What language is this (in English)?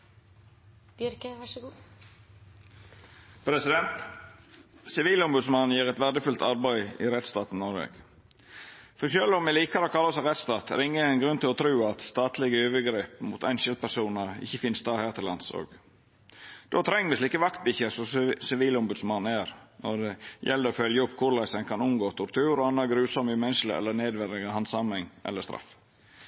Norwegian Nynorsk